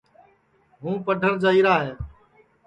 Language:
Sansi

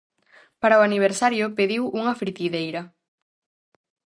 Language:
Galician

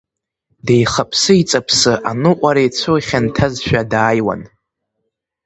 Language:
Abkhazian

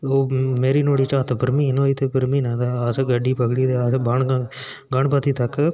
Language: Dogri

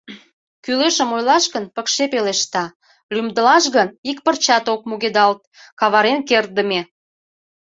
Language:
Mari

